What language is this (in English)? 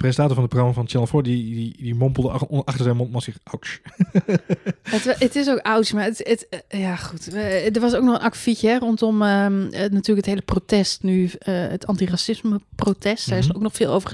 Dutch